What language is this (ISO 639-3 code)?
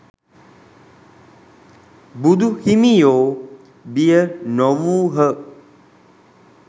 sin